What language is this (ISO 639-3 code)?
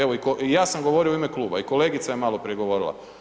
hrv